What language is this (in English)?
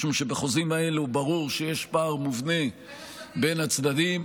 Hebrew